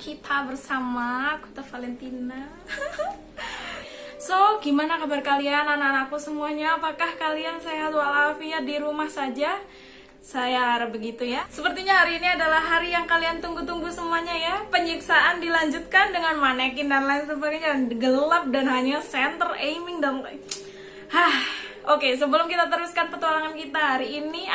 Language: Indonesian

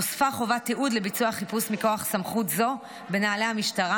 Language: Hebrew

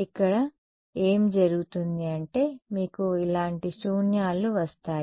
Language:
Telugu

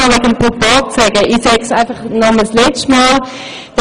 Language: Swiss German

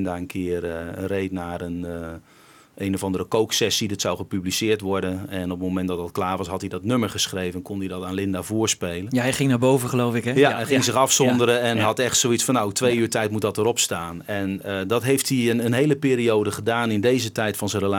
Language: Dutch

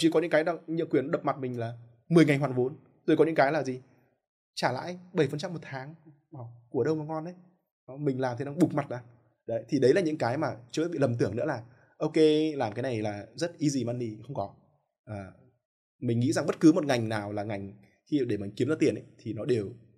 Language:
Vietnamese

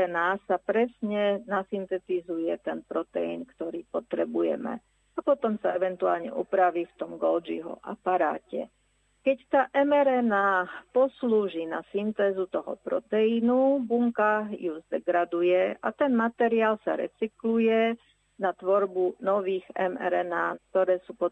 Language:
Slovak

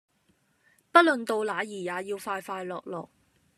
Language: Cantonese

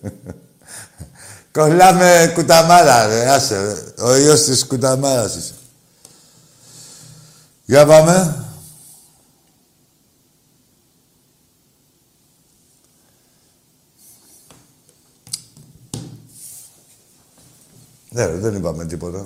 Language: Greek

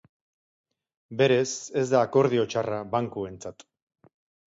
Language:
Basque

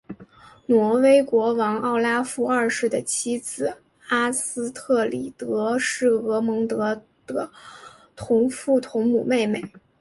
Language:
Chinese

